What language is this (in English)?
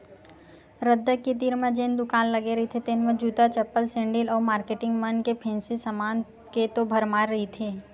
Chhattisgarhi